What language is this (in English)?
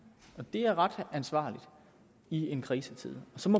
Danish